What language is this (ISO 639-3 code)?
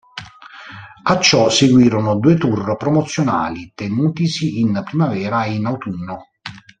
ita